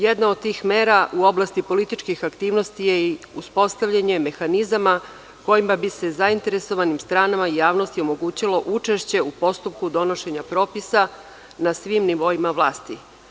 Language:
Serbian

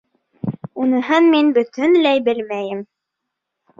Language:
Bashkir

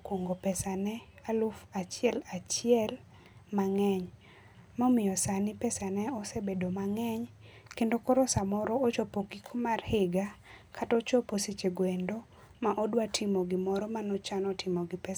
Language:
Luo (Kenya and Tanzania)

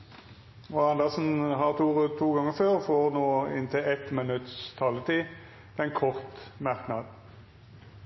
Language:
Norwegian Nynorsk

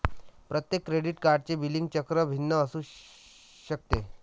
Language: Marathi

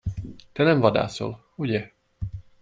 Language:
Hungarian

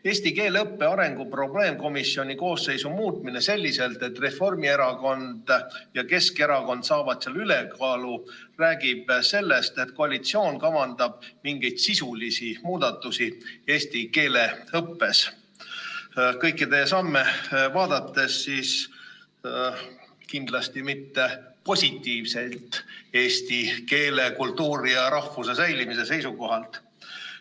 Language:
Estonian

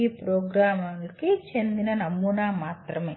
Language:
Telugu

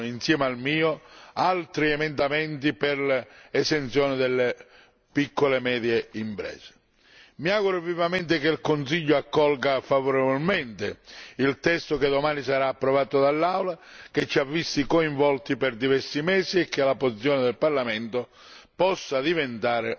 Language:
Italian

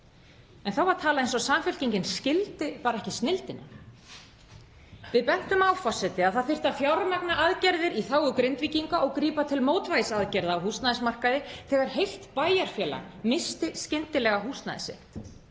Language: Icelandic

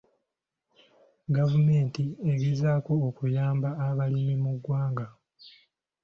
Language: Ganda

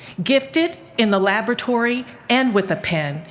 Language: English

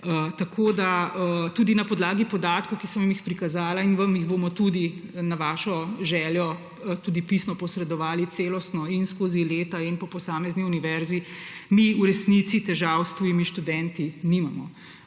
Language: Slovenian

